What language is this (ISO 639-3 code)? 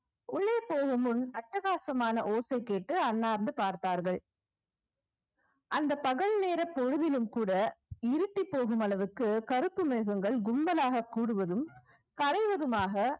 tam